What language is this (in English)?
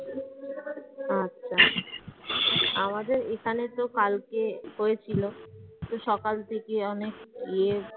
Bangla